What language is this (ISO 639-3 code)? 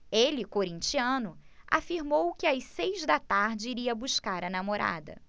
por